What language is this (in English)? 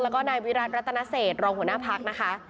Thai